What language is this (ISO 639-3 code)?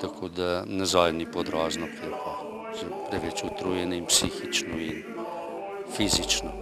lit